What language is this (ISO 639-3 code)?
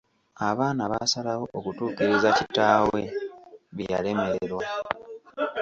lug